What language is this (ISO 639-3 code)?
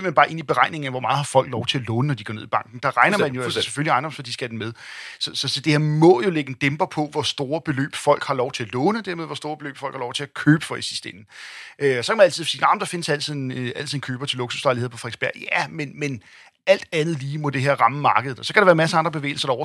dan